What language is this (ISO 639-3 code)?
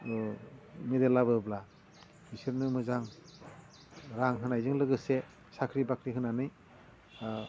brx